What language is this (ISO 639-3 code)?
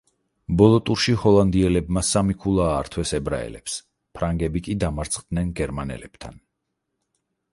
kat